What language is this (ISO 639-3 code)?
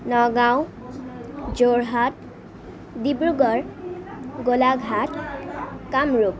asm